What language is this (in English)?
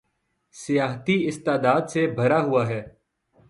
Urdu